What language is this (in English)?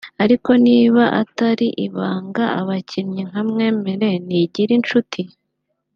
Kinyarwanda